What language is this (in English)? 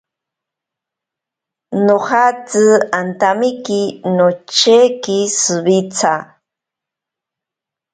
Ashéninka Perené